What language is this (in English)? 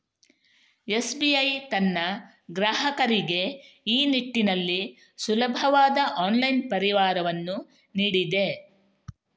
Kannada